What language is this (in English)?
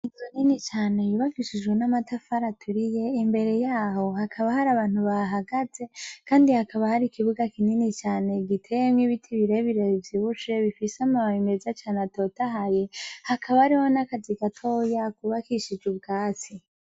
Rundi